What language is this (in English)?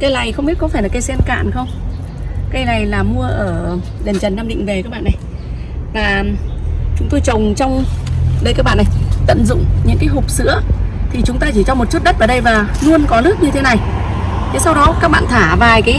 Vietnamese